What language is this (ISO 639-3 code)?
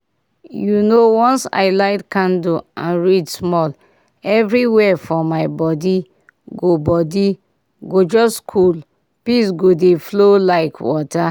pcm